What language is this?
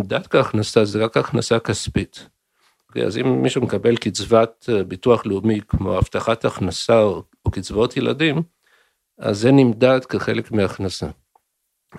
Hebrew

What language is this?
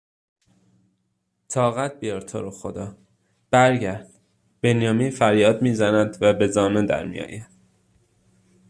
Persian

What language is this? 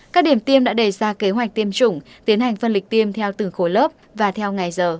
Vietnamese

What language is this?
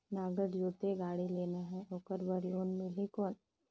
Chhattisgarhi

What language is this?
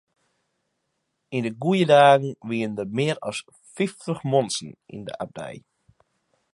Western Frisian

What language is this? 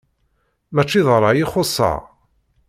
Kabyle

